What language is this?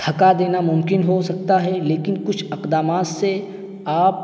Urdu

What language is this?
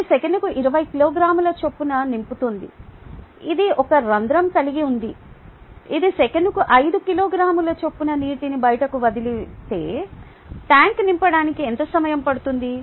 Telugu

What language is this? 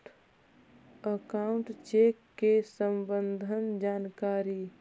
Magahi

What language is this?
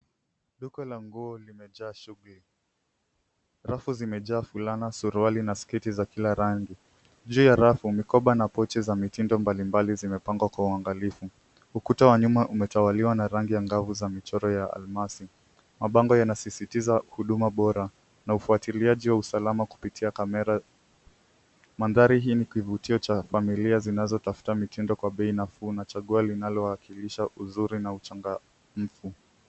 Swahili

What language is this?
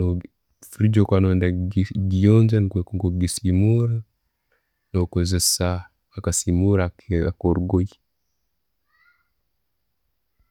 Tooro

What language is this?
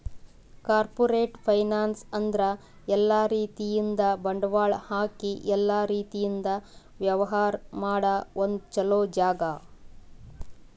Kannada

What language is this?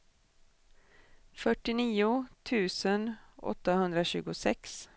Swedish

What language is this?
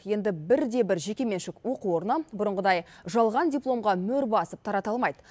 Kazakh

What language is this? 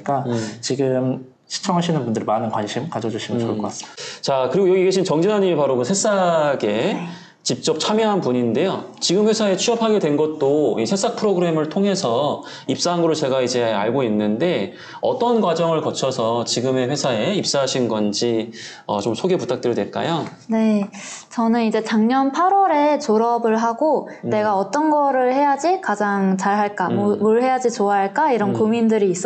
Korean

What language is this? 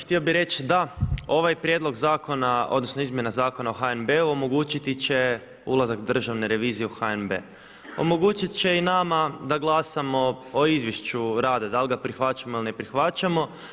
Croatian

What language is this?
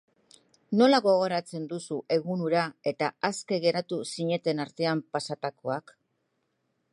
Basque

